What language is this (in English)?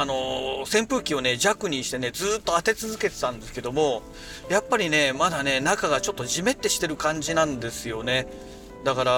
Japanese